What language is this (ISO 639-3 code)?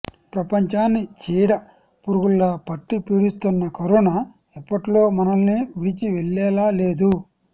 tel